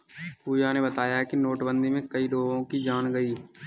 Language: Hindi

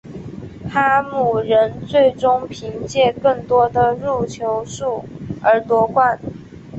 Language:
Chinese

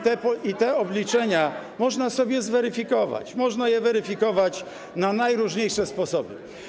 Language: Polish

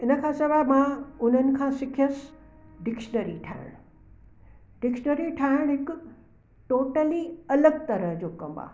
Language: Sindhi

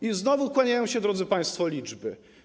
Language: Polish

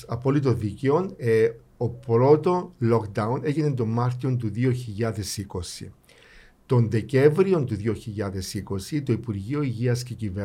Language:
Greek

